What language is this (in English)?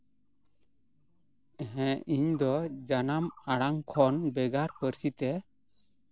Santali